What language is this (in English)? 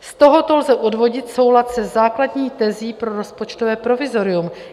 Czech